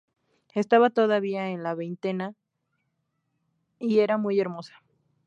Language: Spanish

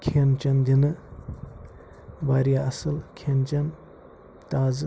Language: Kashmiri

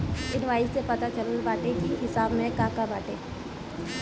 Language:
Bhojpuri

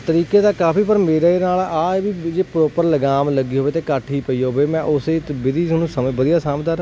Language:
Punjabi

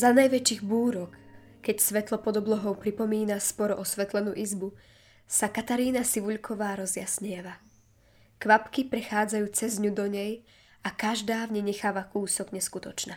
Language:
Slovak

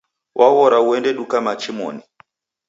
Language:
Taita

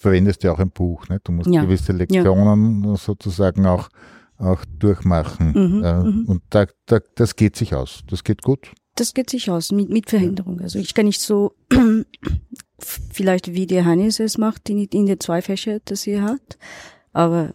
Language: German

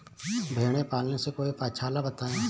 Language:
Hindi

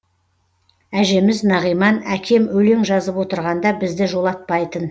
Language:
Kazakh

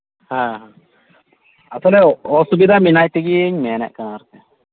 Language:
Santali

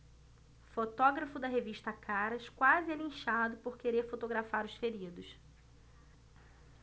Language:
Portuguese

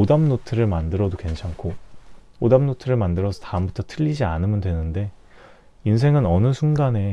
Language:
Korean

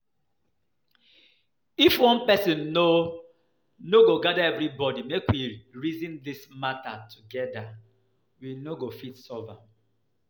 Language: Nigerian Pidgin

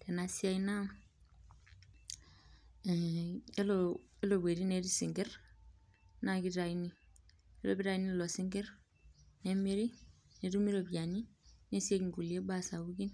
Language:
Masai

